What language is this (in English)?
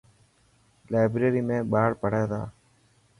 Dhatki